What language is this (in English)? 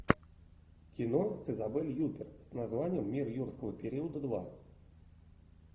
Russian